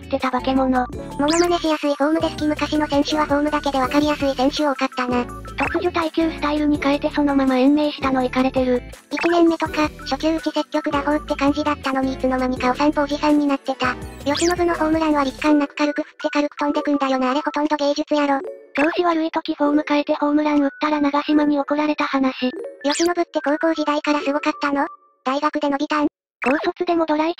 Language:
Japanese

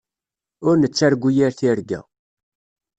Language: Kabyle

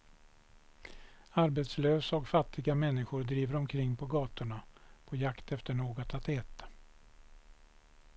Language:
Swedish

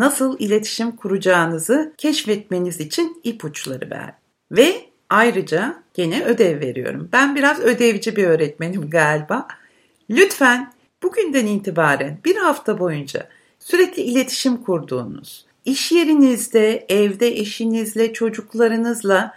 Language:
Turkish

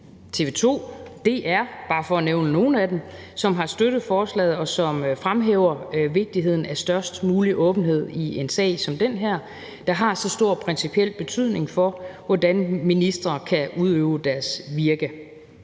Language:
Danish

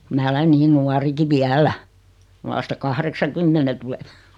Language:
Finnish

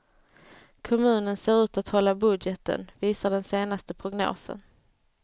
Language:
Swedish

